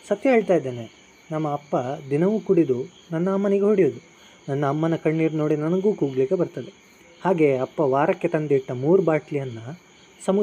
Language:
Kannada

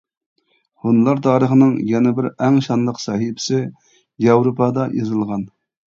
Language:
Uyghur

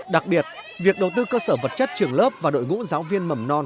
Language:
Vietnamese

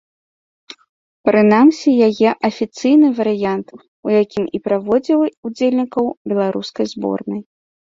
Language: Belarusian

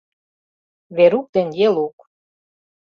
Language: Mari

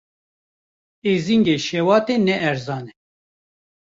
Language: Kurdish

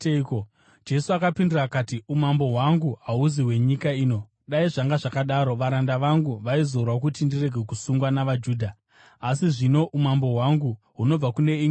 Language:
Shona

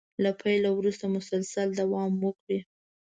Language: Pashto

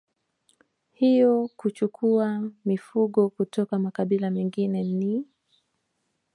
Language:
Swahili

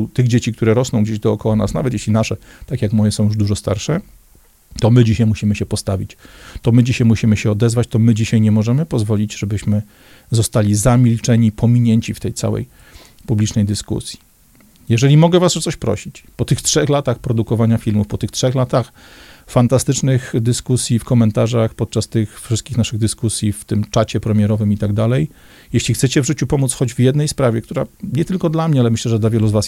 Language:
Polish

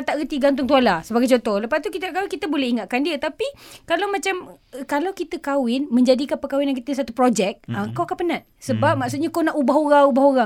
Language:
Malay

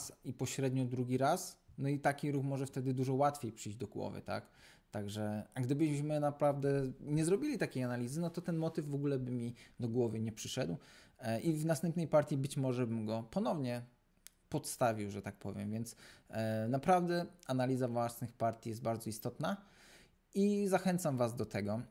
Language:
Polish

